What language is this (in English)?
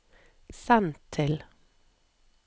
Norwegian